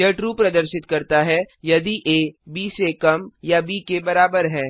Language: Hindi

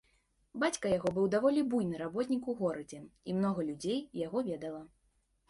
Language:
Belarusian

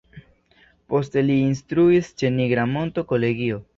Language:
Esperanto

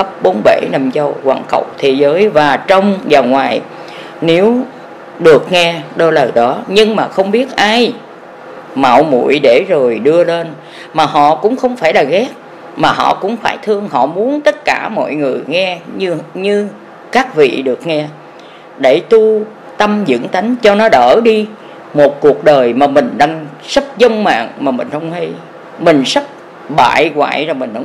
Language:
Vietnamese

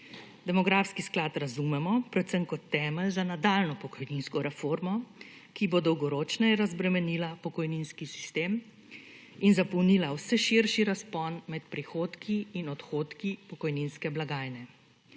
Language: Slovenian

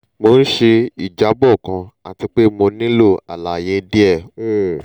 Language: Yoruba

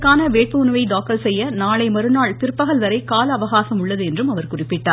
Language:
Tamil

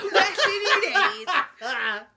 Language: Welsh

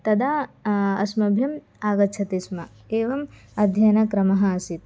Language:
Sanskrit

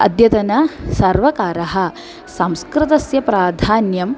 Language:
Sanskrit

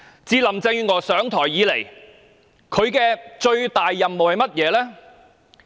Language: Cantonese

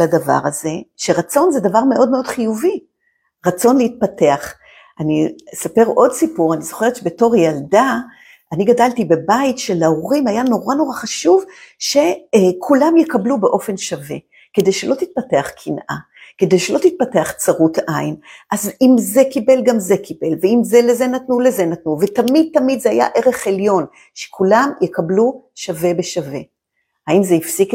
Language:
Hebrew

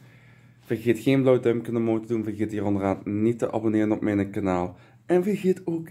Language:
Dutch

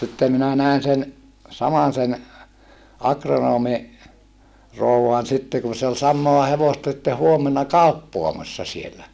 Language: Finnish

